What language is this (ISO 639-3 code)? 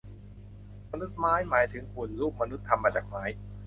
tha